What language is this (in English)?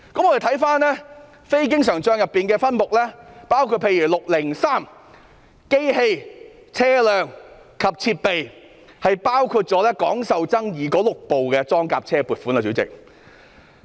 Cantonese